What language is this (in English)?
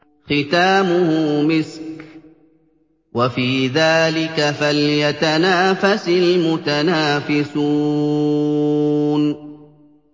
Arabic